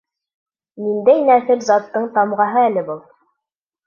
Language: Bashkir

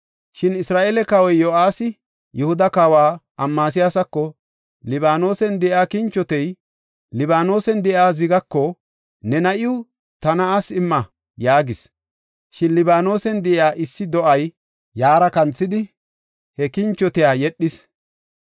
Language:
Gofa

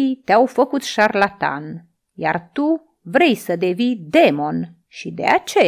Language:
Romanian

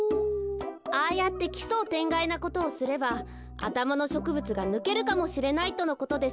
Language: Japanese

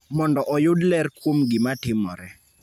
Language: Luo (Kenya and Tanzania)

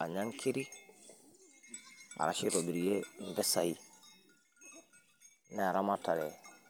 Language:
Masai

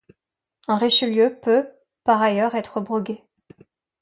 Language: French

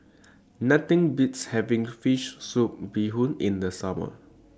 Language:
English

